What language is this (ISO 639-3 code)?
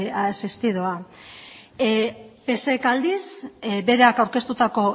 eus